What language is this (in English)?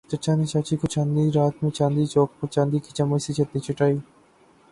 Urdu